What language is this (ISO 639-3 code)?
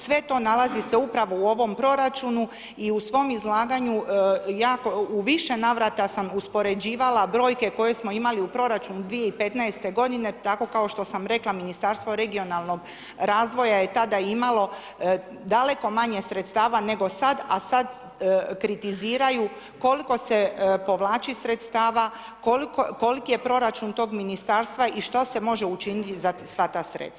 hrv